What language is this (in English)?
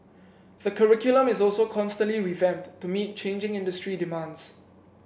English